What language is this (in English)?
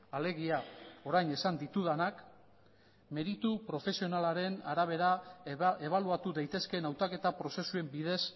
Basque